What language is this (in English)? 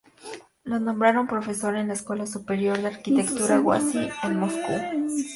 Spanish